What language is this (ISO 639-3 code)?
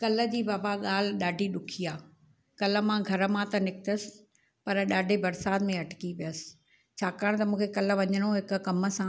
snd